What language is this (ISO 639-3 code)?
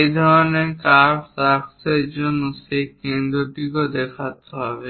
ben